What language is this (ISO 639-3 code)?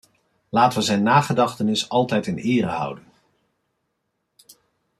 nld